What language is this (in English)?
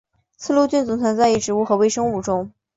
Chinese